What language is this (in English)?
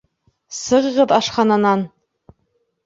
Bashkir